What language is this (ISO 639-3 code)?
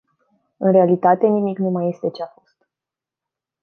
ron